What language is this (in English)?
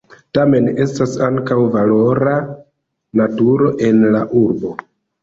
Esperanto